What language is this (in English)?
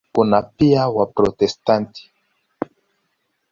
Swahili